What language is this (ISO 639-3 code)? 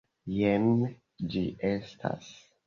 epo